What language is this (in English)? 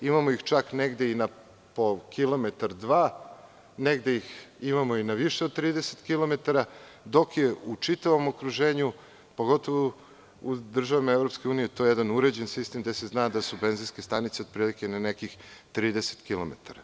Serbian